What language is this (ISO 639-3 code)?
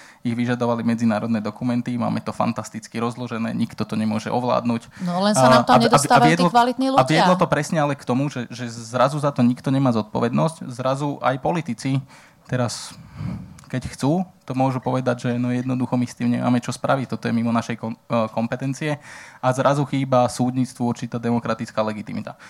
slk